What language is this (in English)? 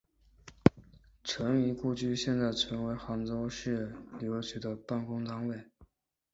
Chinese